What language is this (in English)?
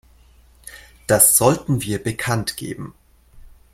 German